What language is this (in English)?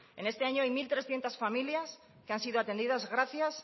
Spanish